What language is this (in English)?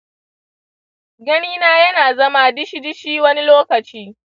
Hausa